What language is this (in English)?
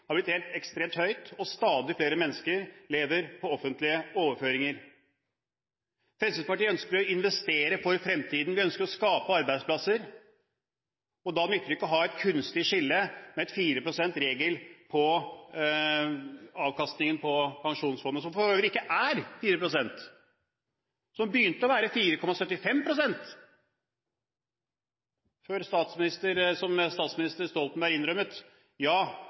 Norwegian Bokmål